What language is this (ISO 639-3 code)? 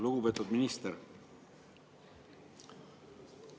est